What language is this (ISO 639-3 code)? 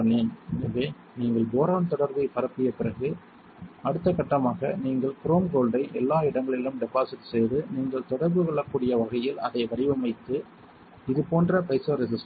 tam